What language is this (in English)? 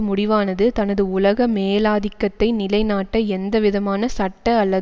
Tamil